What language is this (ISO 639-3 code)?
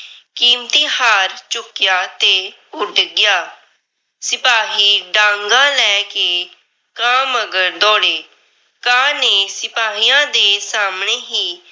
pan